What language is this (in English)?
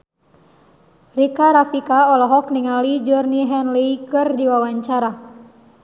Sundanese